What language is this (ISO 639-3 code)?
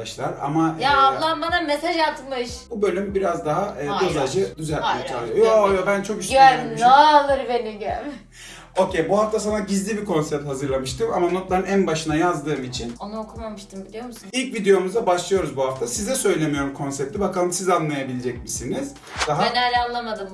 tur